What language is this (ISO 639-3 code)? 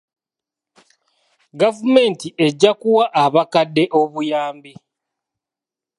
lug